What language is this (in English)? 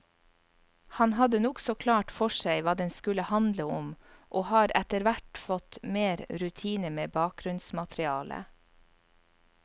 Norwegian